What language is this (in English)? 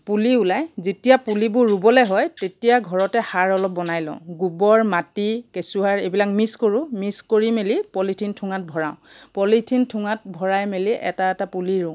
Assamese